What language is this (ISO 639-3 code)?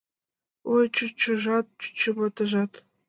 chm